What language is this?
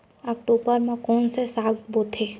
Chhattisgarhi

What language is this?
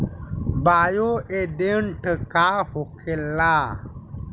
Bhojpuri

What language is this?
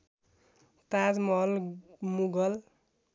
Nepali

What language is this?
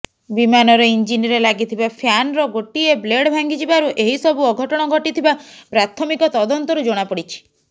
Odia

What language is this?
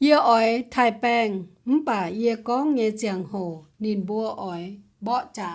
Vietnamese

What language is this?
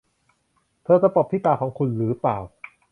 Thai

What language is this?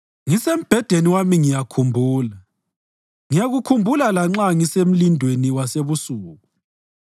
North Ndebele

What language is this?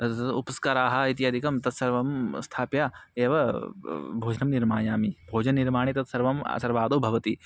Sanskrit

